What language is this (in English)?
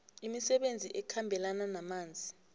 South Ndebele